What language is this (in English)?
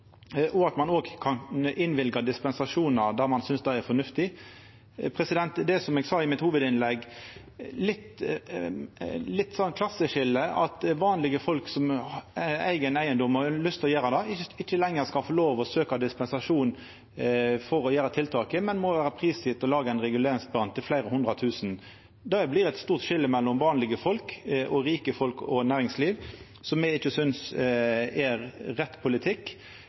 Norwegian Nynorsk